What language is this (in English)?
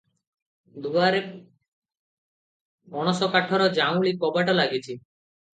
Odia